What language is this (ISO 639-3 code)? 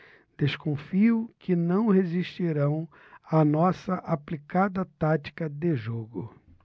por